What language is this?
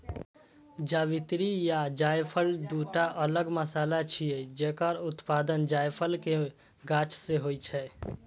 Maithili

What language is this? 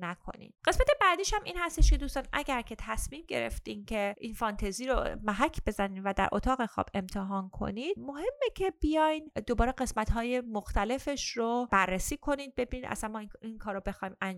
Persian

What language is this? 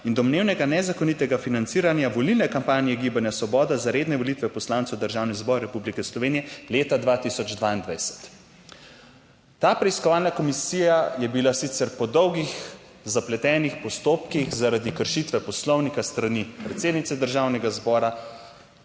Slovenian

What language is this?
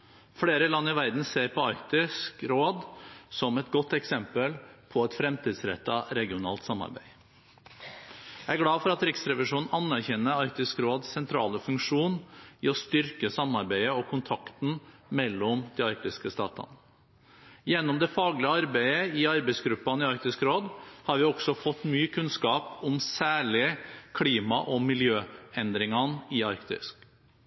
Norwegian Bokmål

